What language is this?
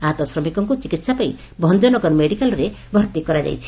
Odia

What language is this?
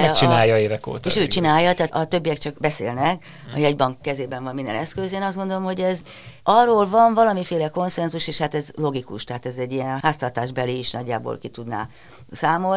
Hungarian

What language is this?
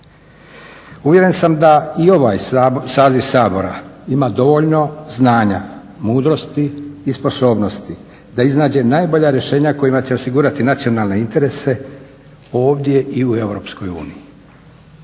Croatian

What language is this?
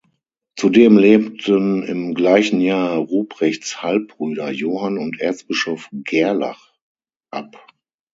German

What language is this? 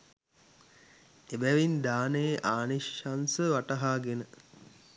Sinhala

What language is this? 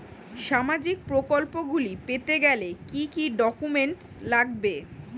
Bangla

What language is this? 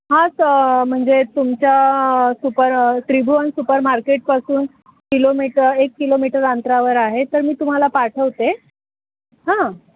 Marathi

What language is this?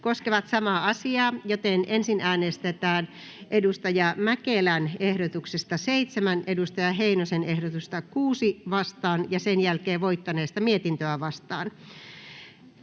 Finnish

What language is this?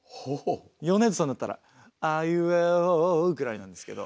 Japanese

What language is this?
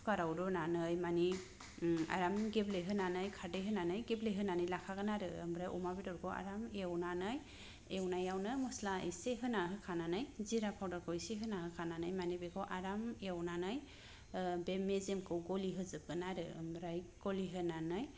Bodo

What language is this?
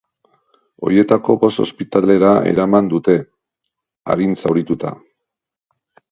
Basque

